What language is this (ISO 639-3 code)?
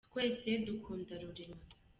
kin